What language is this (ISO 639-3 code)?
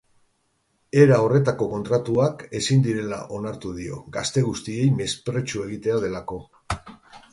eus